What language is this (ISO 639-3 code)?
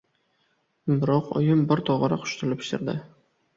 uzb